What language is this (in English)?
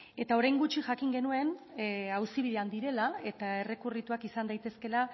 Basque